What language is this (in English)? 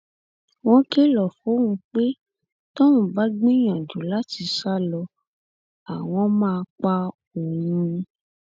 Yoruba